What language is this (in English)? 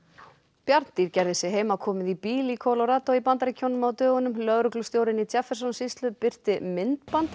Icelandic